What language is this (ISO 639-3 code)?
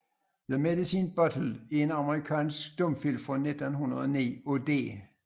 dan